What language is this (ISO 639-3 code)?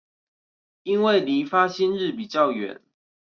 zho